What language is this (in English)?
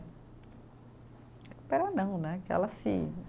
Portuguese